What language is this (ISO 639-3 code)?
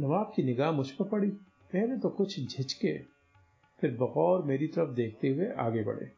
hin